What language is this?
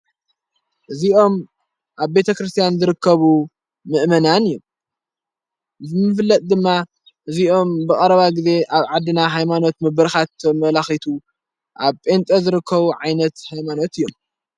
Tigrinya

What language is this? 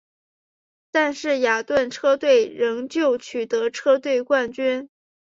Chinese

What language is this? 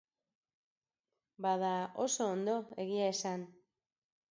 Basque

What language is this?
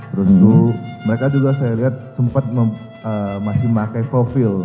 Indonesian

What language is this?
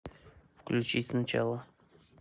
Russian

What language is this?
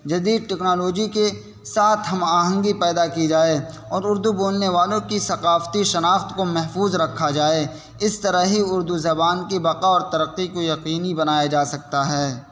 Urdu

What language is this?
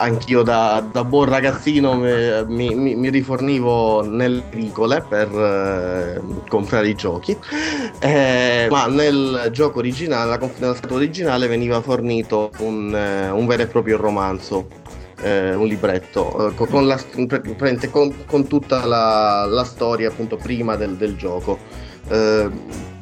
Italian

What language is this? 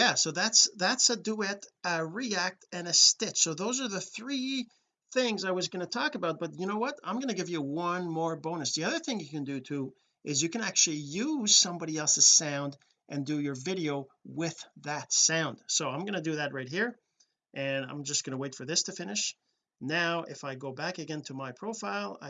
English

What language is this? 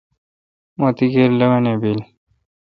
Kalkoti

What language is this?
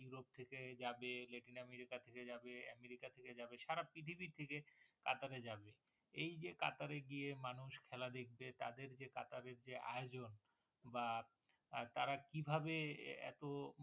Bangla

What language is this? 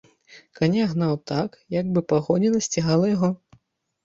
Belarusian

